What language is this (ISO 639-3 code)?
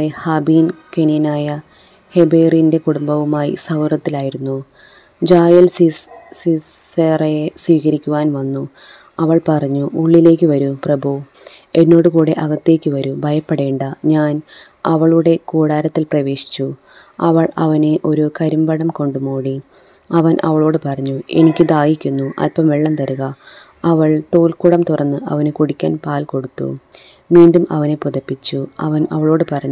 mal